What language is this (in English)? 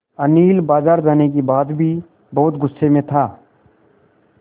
Hindi